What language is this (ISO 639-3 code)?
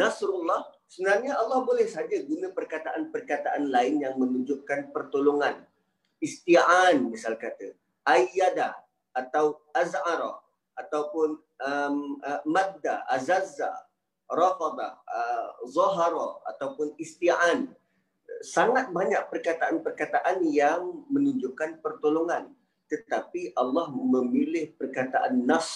msa